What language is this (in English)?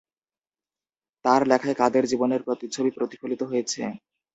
Bangla